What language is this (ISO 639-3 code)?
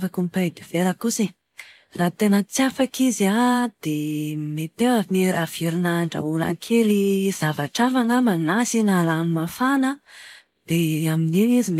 mlg